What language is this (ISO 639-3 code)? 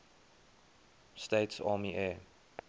eng